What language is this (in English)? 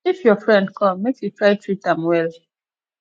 Nigerian Pidgin